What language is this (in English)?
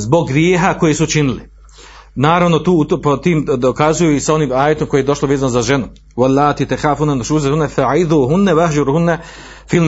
Croatian